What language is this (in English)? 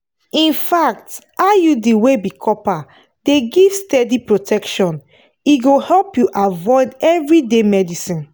Nigerian Pidgin